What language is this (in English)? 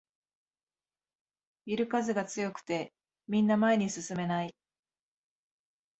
Japanese